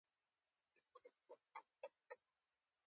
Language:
Pashto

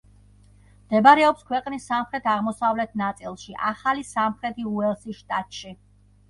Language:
Georgian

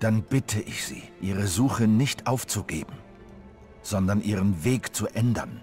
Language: German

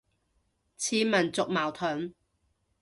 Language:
Cantonese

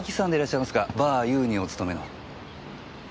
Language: Japanese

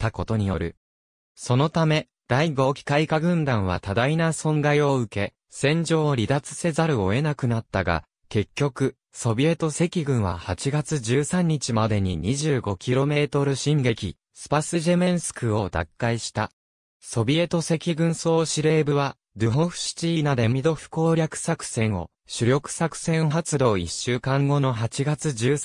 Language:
Japanese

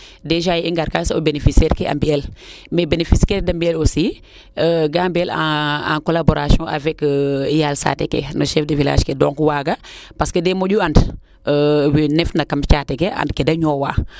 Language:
Serer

